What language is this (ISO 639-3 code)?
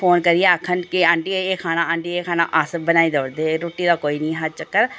doi